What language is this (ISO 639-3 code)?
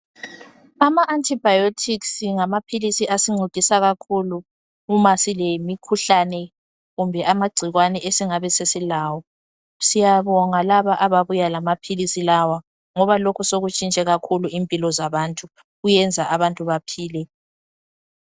nde